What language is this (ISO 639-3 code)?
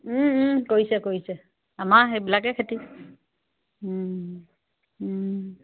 asm